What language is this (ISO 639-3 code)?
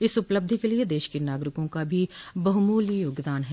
hin